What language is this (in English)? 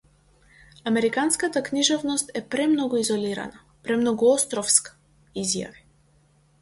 Macedonian